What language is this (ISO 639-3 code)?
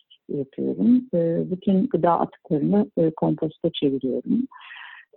tur